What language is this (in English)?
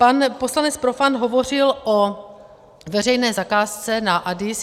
Czech